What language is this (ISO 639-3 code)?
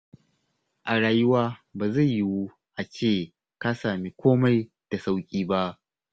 hau